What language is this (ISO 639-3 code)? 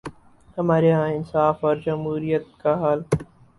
urd